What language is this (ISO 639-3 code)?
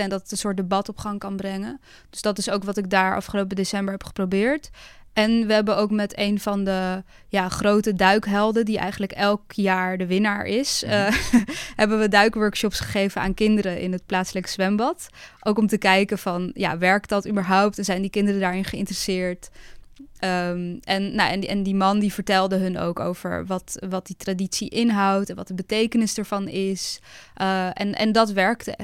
nld